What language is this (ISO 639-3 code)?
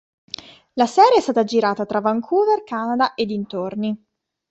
ita